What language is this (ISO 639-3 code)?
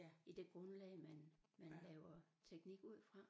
dan